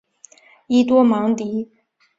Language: Chinese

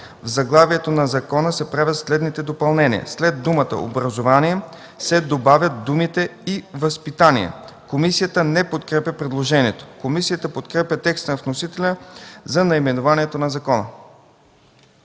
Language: Bulgarian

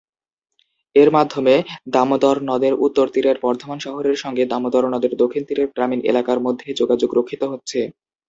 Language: Bangla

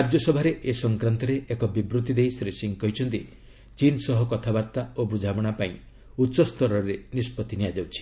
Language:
Odia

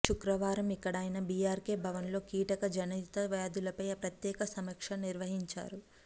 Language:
Telugu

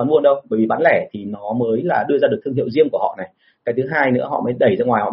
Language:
Vietnamese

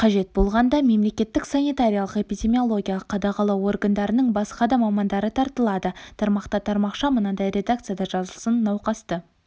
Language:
Kazakh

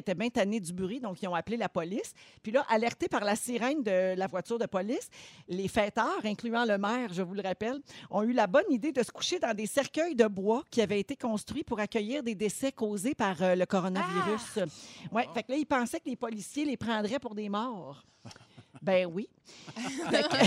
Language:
French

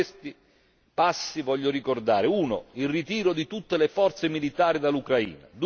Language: Italian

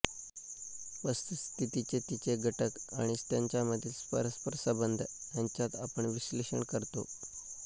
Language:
Marathi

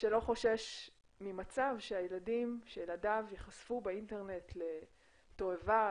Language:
Hebrew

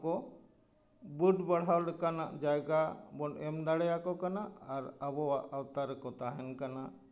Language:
Santali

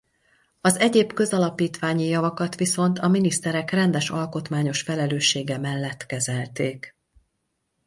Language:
Hungarian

